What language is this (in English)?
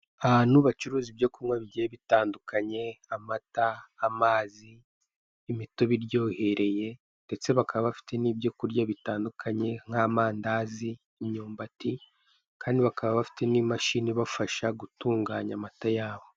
Kinyarwanda